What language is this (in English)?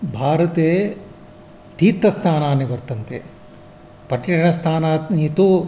Sanskrit